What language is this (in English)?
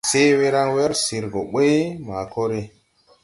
Tupuri